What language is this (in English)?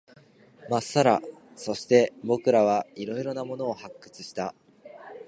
Japanese